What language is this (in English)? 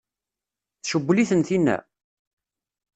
Kabyle